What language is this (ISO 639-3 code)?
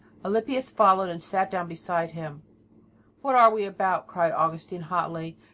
eng